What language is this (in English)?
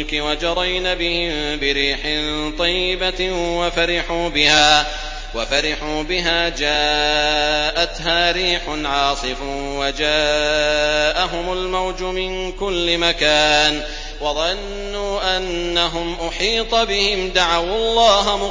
Arabic